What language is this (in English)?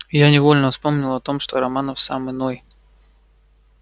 Russian